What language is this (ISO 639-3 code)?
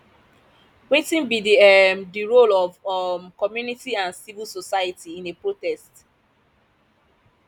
pcm